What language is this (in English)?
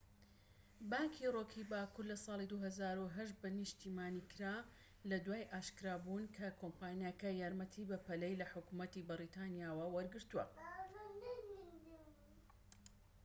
Central Kurdish